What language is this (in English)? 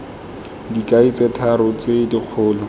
Tswana